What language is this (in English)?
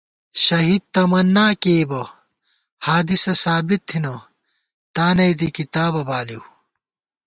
Gawar-Bati